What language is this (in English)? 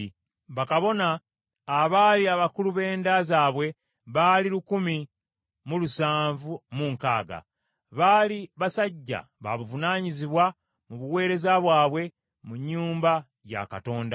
Ganda